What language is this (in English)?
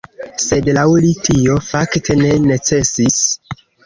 Esperanto